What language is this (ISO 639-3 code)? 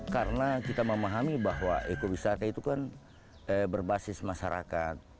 ind